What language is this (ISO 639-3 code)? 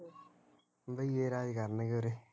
pan